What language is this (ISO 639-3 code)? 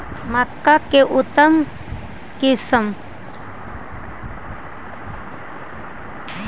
mag